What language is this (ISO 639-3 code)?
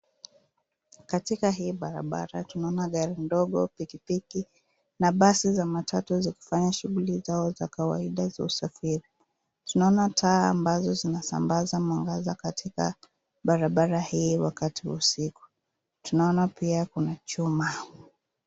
swa